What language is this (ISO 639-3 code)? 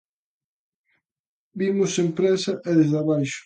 glg